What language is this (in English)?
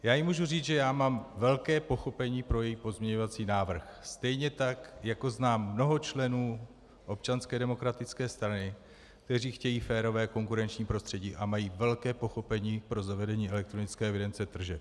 Czech